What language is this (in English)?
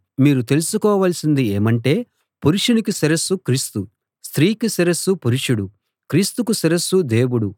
Telugu